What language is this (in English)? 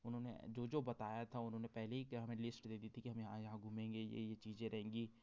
Hindi